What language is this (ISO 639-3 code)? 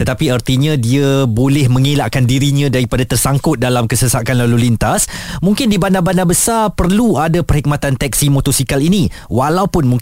msa